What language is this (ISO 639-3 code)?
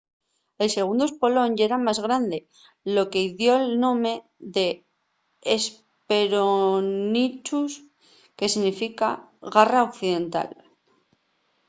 ast